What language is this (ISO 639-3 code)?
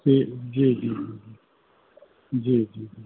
snd